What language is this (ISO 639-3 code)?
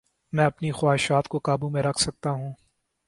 urd